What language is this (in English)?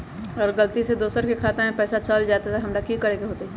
Magahi